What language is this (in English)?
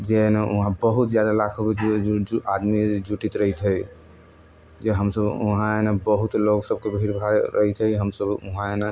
Maithili